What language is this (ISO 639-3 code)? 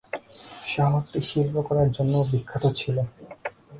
ben